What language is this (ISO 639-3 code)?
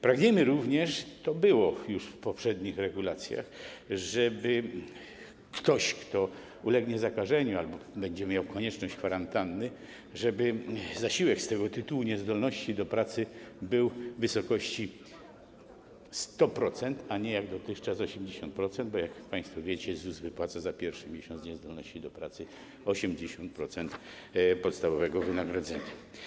pol